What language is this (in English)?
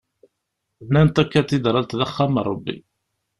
Kabyle